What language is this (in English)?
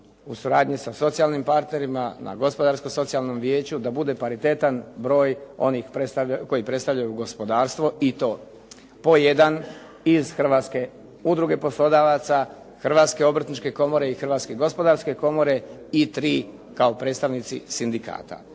Croatian